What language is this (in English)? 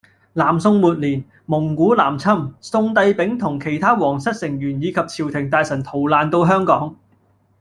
Cantonese